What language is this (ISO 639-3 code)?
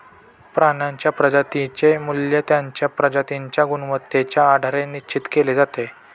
mar